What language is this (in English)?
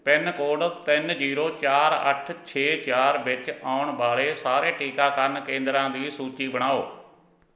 Punjabi